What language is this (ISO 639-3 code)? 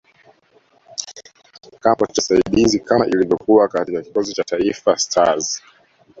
swa